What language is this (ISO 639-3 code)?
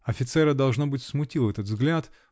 rus